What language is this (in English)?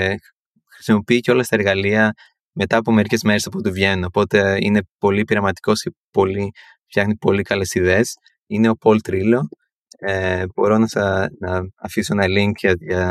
Greek